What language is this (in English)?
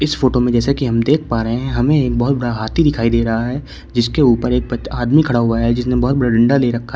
Hindi